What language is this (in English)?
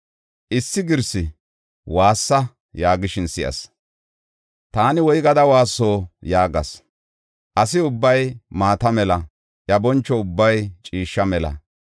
Gofa